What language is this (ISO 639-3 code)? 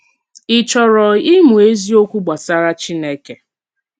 ibo